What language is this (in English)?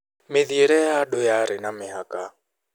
Kikuyu